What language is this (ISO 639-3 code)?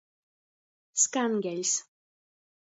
ltg